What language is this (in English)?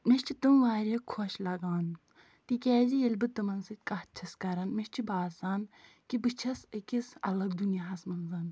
Kashmiri